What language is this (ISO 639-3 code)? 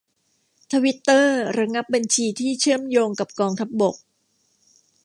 tha